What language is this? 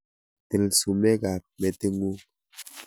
Kalenjin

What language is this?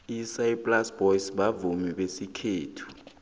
South Ndebele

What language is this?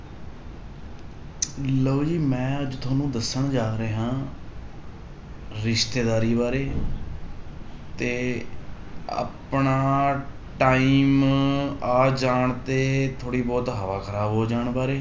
Punjabi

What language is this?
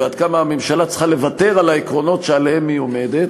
Hebrew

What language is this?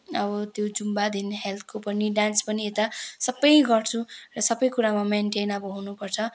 Nepali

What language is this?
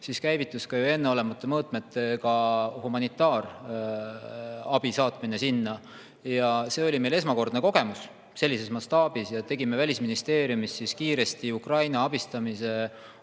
Estonian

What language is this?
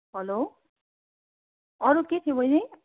Nepali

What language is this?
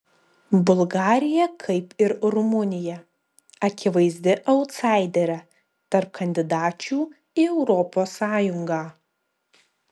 Lithuanian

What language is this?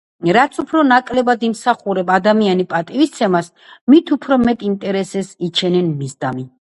Georgian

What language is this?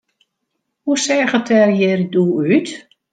Western Frisian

